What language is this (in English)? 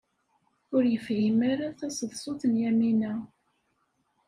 Kabyle